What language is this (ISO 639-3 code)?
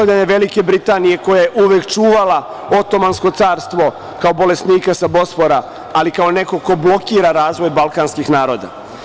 srp